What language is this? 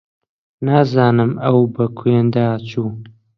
Central Kurdish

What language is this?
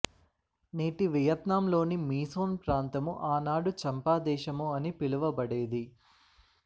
Telugu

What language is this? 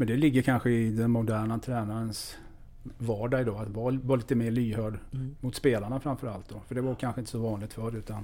Swedish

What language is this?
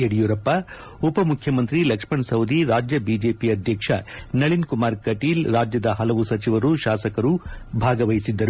Kannada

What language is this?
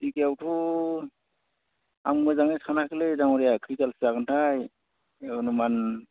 Bodo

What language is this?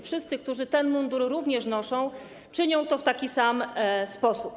Polish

